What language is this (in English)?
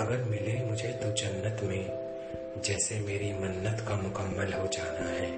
Hindi